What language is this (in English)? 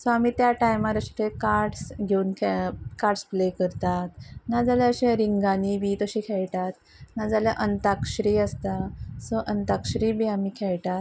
Konkani